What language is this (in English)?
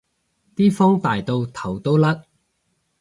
Cantonese